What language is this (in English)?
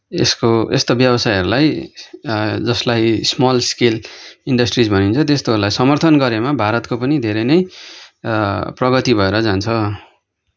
Nepali